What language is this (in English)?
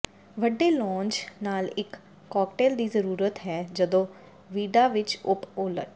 Punjabi